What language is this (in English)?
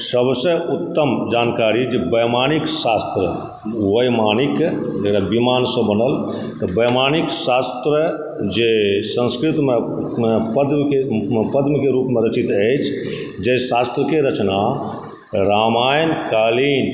Maithili